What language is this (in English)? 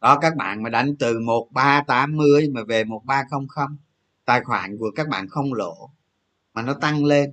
Vietnamese